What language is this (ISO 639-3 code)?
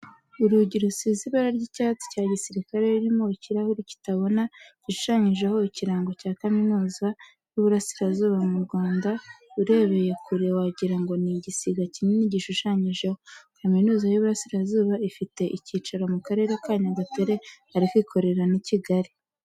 kin